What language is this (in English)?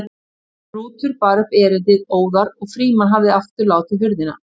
Icelandic